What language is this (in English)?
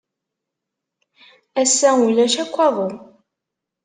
Kabyle